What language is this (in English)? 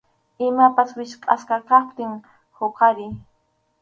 Arequipa-La Unión Quechua